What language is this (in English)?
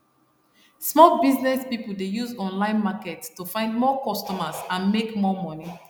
Nigerian Pidgin